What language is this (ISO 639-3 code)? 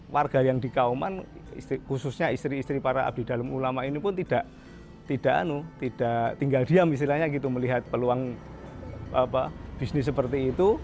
ind